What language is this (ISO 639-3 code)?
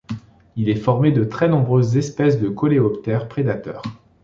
fra